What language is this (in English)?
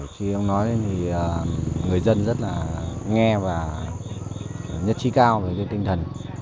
Vietnamese